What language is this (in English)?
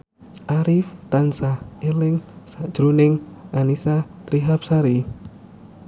Javanese